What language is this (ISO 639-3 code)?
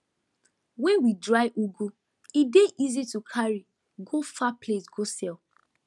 pcm